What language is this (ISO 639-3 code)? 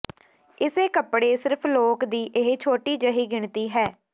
pan